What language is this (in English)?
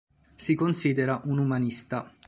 Italian